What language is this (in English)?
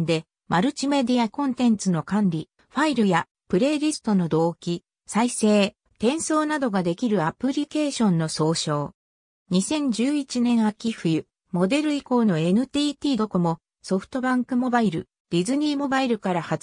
Japanese